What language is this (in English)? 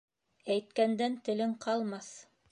Bashkir